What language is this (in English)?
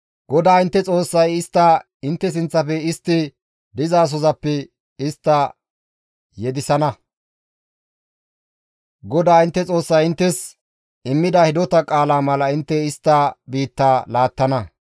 Gamo